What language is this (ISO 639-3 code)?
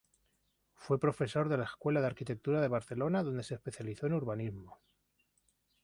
spa